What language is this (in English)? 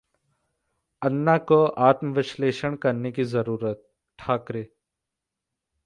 Hindi